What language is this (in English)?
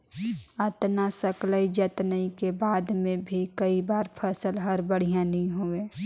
Chhattisgarhi